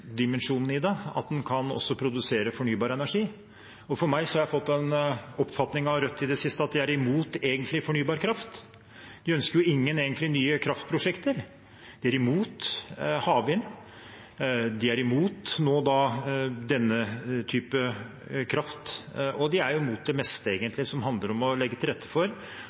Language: Norwegian Bokmål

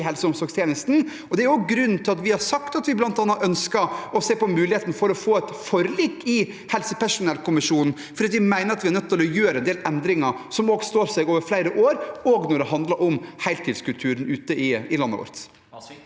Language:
Norwegian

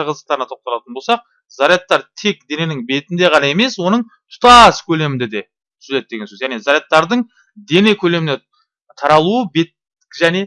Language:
Turkish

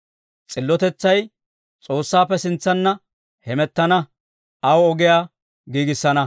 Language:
Dawro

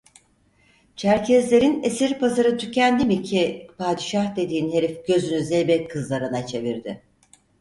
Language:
Turkish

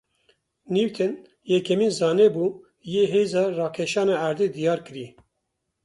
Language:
Kurdish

